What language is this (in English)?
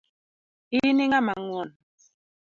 Luo (Kenya and Tanzania)